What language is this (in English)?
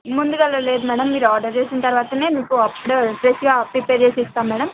Telugu